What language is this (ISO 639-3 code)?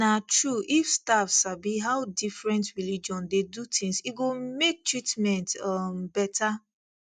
pcm